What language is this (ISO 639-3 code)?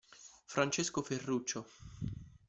ita